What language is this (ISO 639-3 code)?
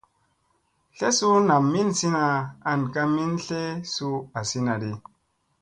mse